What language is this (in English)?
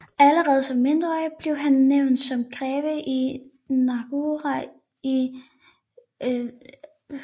Danish